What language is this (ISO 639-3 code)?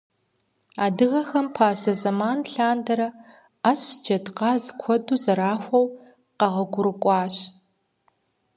kbd